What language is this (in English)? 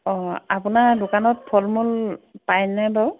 Assamese